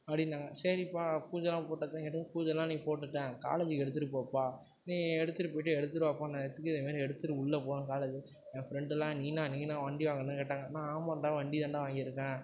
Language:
Tamil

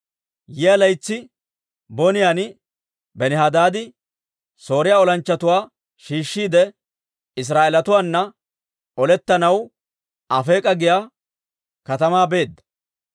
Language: Dawro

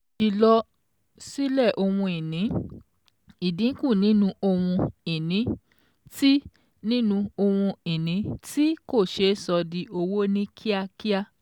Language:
Yoruba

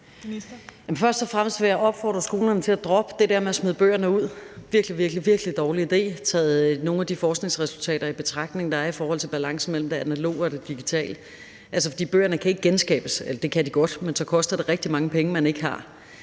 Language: Danish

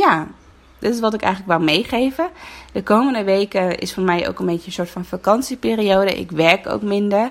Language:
Dutch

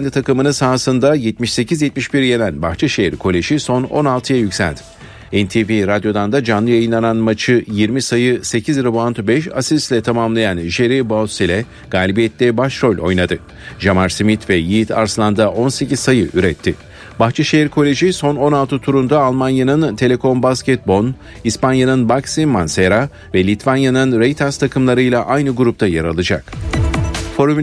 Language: Turkish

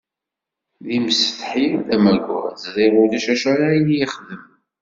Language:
Kabyle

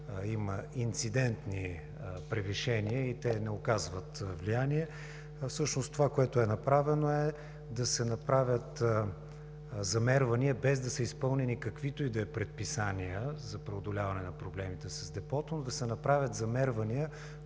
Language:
Bulgarian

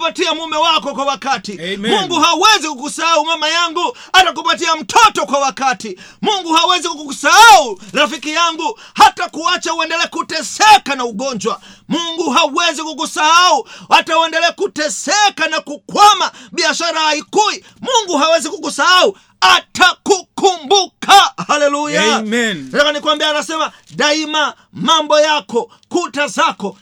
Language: Swahili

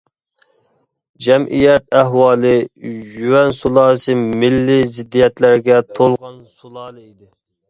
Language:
Uyghur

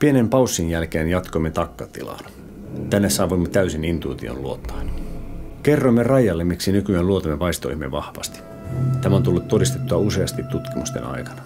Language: Finnish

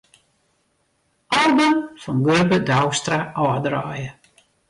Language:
Western Frisian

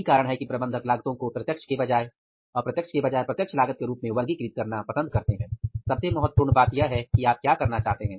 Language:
Hindi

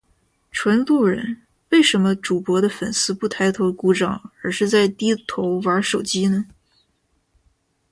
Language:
Chinese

